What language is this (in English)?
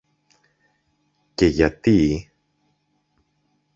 Greek